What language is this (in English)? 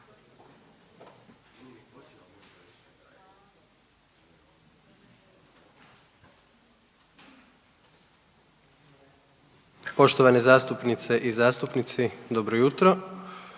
Croatian